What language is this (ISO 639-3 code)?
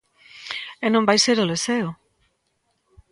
glg